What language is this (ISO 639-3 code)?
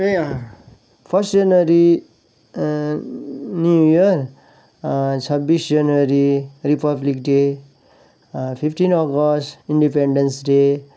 nep